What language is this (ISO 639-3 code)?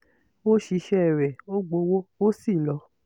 yor